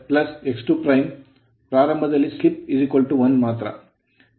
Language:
Kannada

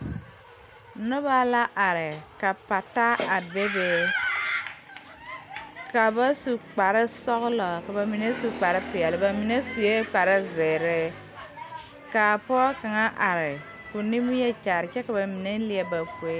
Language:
Southern Dagaare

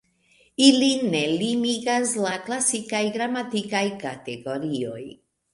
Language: Esperanto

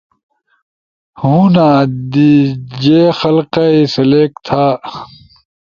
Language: Ushojo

